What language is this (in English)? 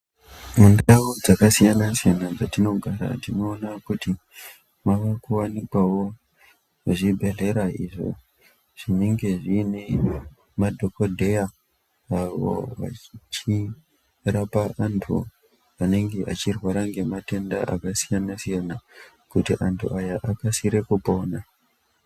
Ndau